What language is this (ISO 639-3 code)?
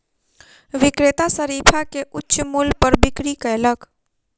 mai